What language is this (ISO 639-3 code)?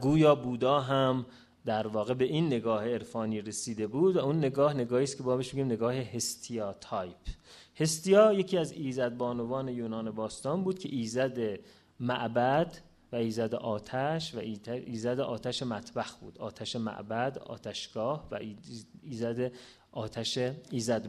fas